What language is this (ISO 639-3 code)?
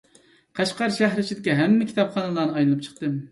uig